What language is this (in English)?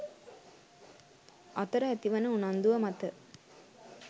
Sinhala